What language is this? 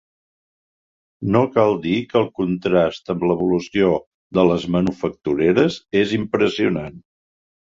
Catalan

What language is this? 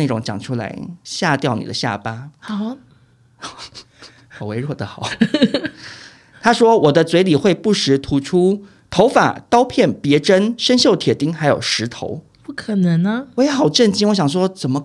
Chinese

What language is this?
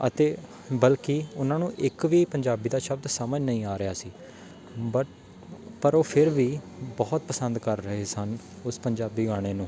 Punjabi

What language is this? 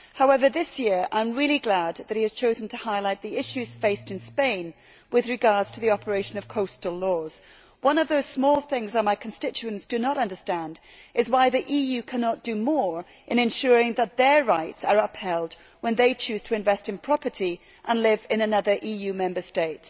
English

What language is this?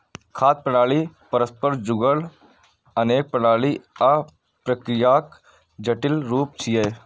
Maithili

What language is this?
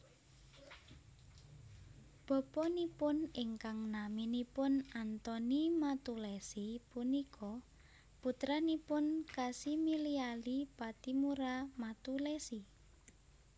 Javanese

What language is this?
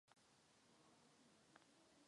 Czech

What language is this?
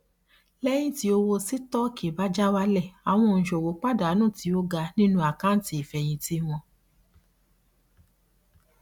Yoruba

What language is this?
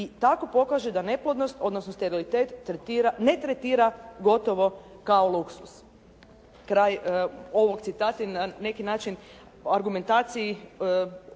Croatian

